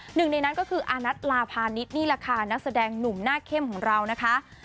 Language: Thai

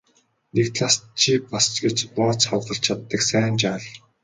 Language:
Mongolian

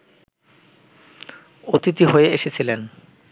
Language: Bangla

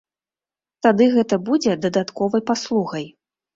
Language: Belarusian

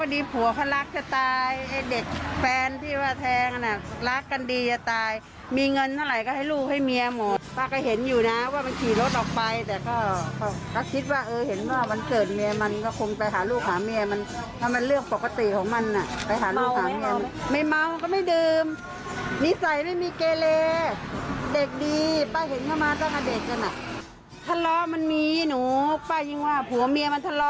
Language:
Thai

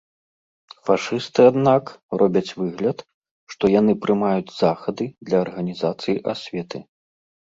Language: Belarusian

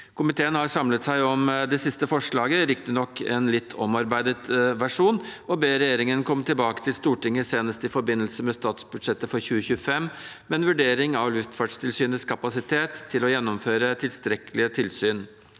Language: Norwegian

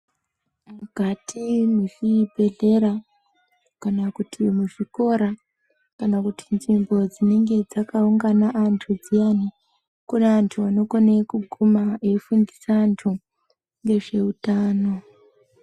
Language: Ndau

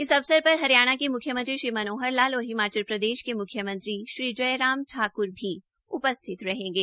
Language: Hindi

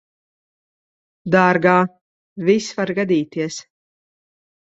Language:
Latvian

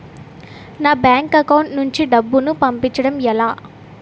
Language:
Telugu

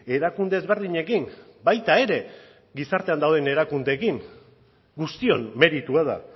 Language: Basque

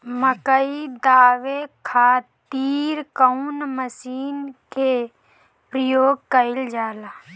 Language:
Bhojpuri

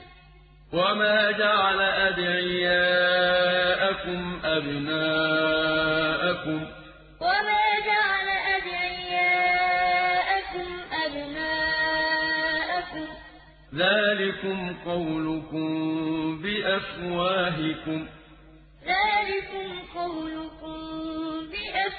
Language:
Arabic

